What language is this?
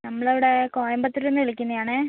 Malayalam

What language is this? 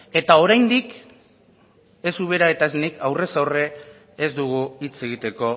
Basque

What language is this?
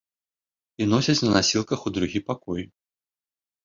Belarusian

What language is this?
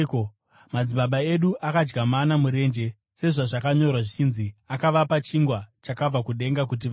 Shona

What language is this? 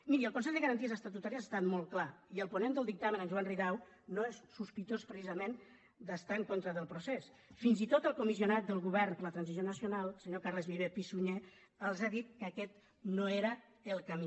Catalan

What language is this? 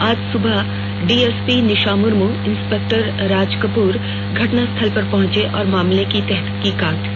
Hindi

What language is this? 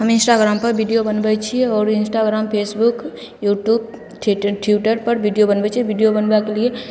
Maithili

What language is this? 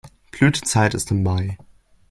German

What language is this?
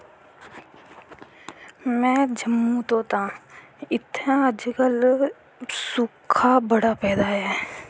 Dogri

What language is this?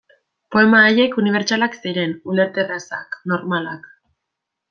Basque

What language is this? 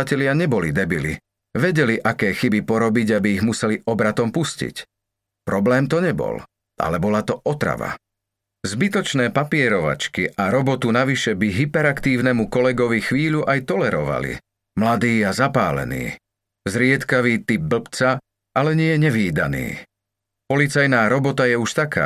Slovak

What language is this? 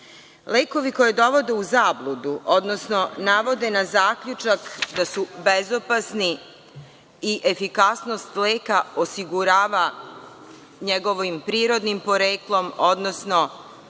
Serbian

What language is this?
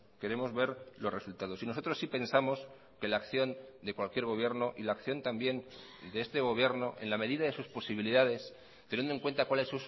Spanish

